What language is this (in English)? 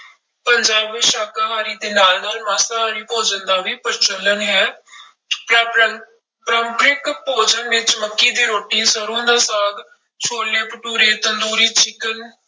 Punjabi